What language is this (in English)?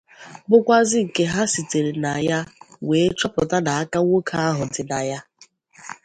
Igbo